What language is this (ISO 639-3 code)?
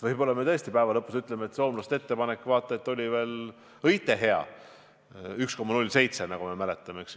est